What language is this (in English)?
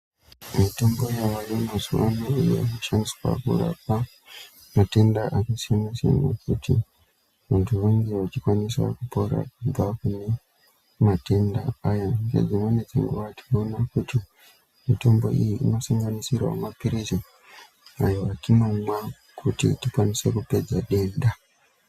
Ndau